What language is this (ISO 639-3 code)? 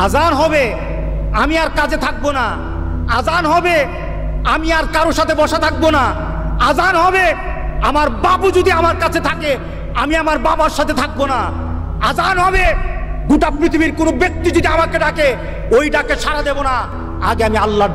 ben